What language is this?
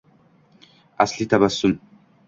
Uzbek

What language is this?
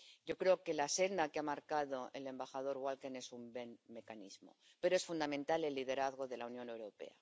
Spanish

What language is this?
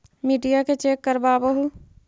Magahi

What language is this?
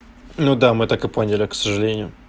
Russian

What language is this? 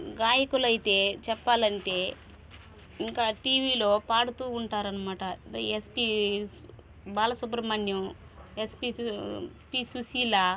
Telugu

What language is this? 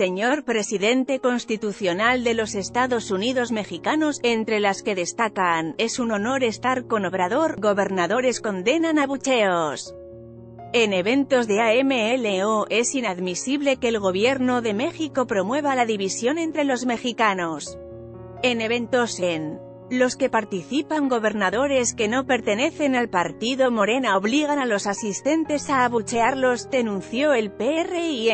Spanish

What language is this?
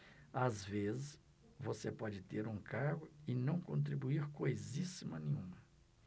Portuguese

